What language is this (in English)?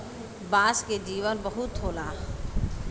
Bhojpuri